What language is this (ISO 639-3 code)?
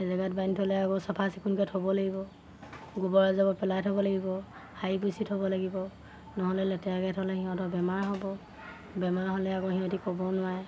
asm